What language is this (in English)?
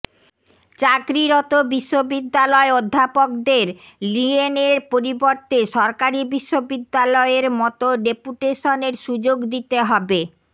Bangla